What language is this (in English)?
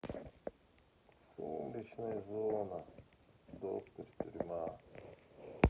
Russian